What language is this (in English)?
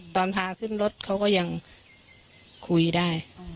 Thai